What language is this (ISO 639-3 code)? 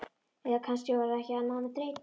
isl